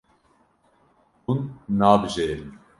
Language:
Kurdish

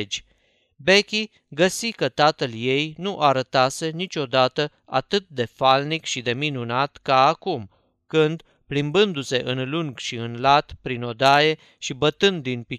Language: Romanian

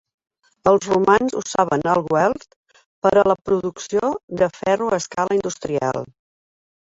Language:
Catalan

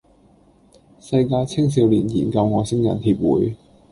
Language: Cantonese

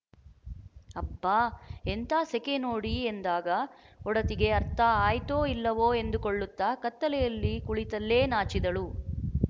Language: Kannada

